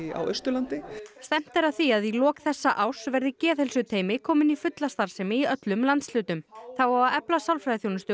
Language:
Icelandic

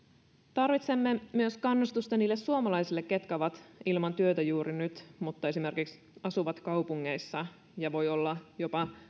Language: Finnish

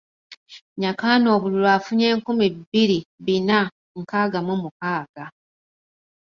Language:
Ganda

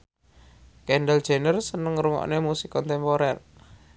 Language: Javanese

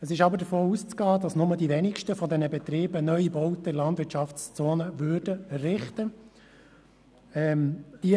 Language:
Swiss German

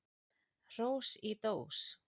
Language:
Icelandic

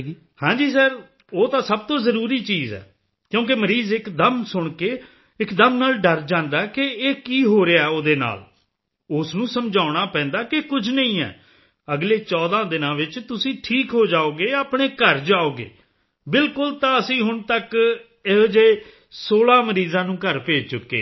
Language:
Punjabi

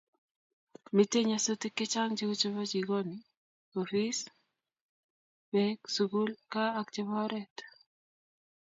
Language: Kalenjin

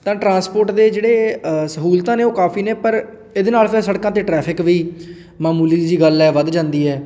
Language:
Punjabi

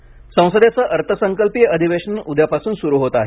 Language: Marathi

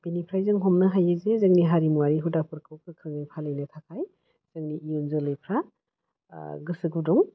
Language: Bodo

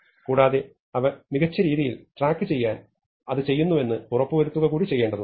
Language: Malayalam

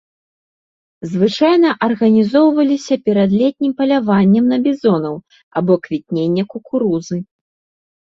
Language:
Belarusian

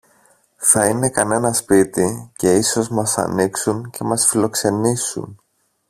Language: Greek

